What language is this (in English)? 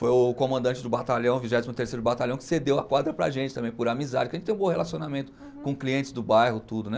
Portuguese